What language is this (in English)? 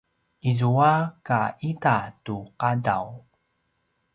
Paiwan